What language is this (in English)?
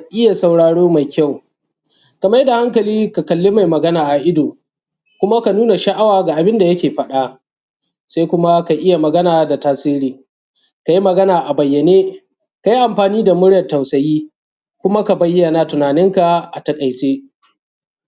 Hausa